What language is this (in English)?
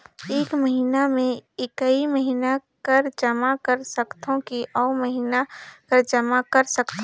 Chhattisgarhi